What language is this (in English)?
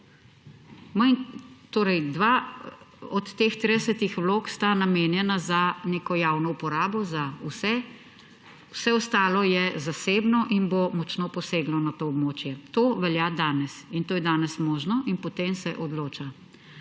Slovenian